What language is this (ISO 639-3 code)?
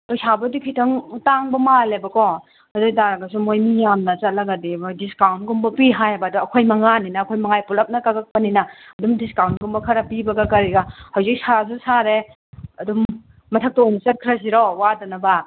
mni